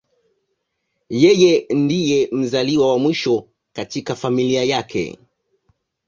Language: Swahili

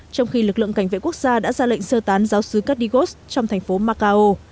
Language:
Vietnamese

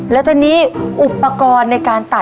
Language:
Thai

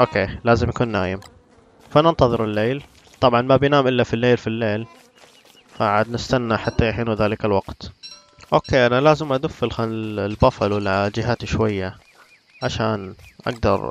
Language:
Arabic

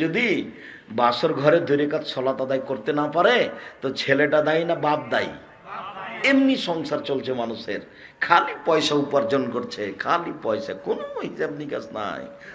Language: Bangla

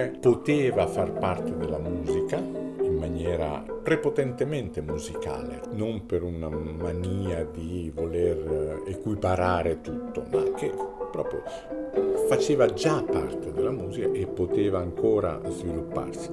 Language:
Italian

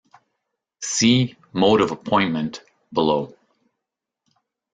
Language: English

